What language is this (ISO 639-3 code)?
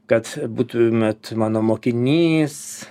lit